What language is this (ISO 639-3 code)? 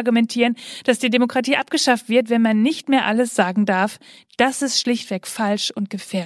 deu